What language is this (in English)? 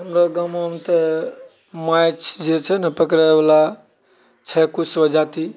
Maithili